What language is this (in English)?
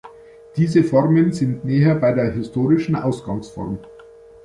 German